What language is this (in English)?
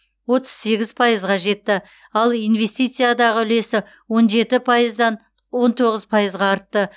Kazakh